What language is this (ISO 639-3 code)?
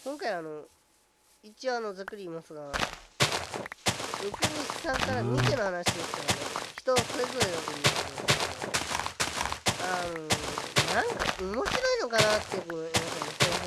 jpn